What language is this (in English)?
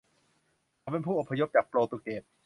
Thai